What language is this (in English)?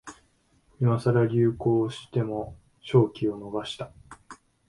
Japanese